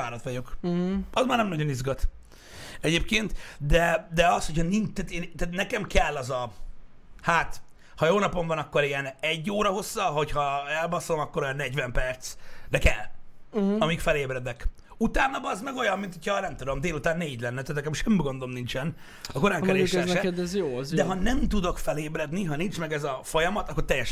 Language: Hungarian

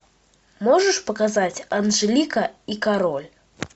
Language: Russian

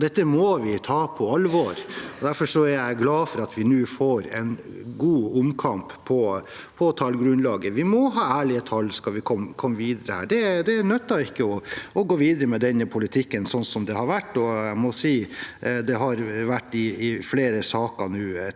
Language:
Norwegian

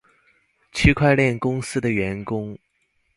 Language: Chinese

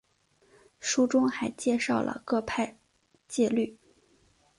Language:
Chinese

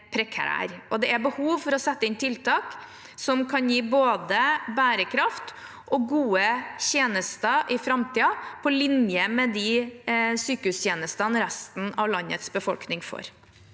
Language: Norwegian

